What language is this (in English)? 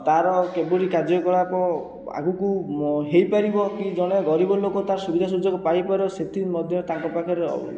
Odia